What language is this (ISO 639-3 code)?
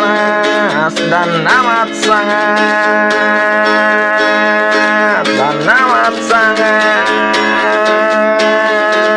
ind